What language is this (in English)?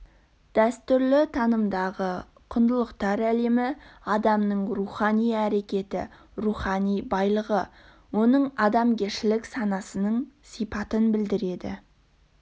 Kazakh